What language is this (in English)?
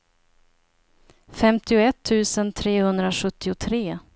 Swedish